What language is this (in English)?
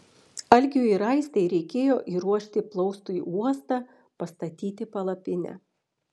Lithuanian